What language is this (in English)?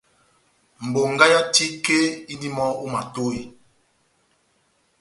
Batanga